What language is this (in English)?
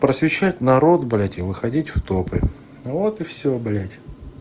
Russian